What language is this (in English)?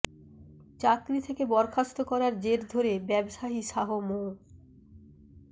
Bangla